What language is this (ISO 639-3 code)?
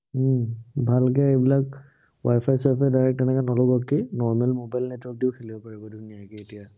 asm